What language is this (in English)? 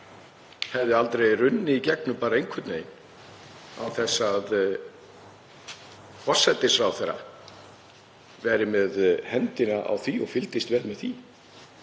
Icelandic